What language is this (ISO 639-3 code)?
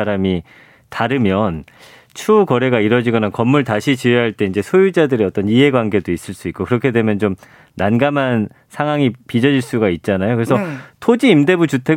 kor